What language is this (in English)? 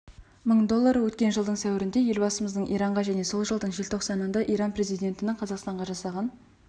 Kazakh